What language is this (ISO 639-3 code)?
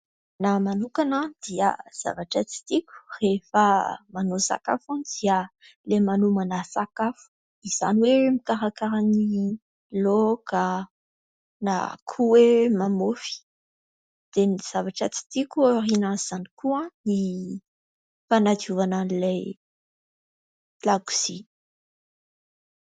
mlg